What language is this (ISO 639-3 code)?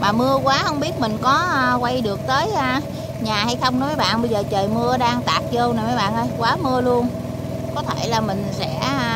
vie